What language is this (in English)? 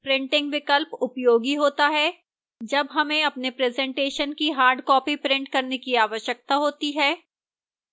Hindi